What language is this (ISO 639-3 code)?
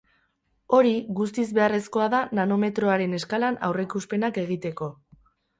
eus